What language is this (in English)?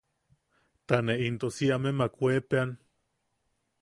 Yaqui